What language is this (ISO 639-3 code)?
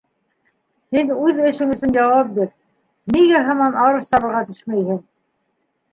bak